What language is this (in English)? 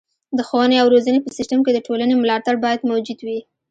Pashto